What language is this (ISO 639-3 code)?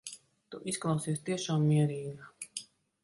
lav